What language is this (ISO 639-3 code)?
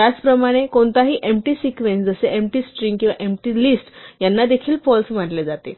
mar